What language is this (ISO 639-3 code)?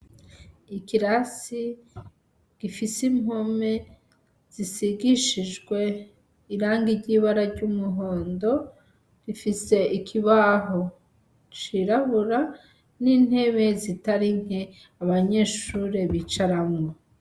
run